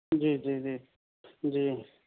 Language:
Urdu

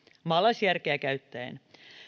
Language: Finnish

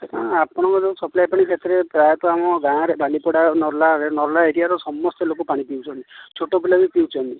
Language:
Odia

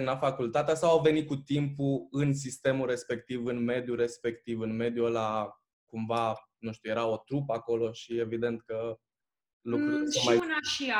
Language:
Romanian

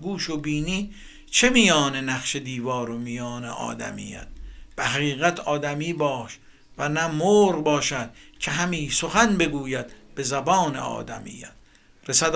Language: Persian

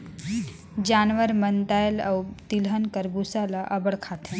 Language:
Chhattisgarhi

